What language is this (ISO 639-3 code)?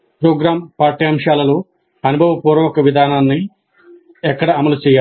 tel